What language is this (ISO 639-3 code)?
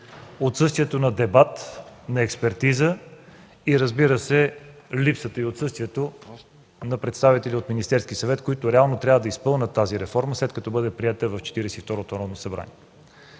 bul